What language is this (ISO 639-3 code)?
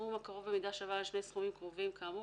heb